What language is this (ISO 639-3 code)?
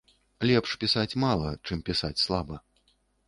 bel